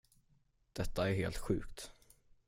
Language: Swedish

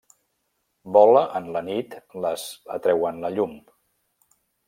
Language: Catalan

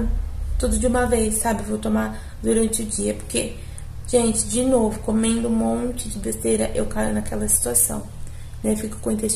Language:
Portuguese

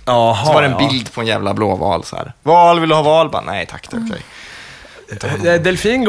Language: Swedish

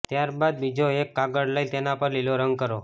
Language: Gujarati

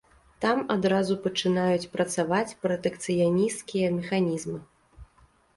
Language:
Belarusian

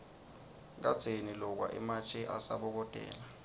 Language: Swati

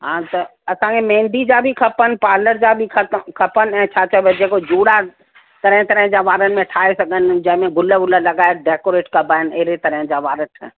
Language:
Sindhi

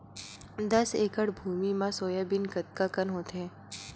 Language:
Chhattisgarhi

